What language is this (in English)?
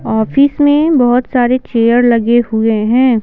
Hindi